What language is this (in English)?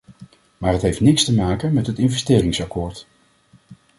Dutch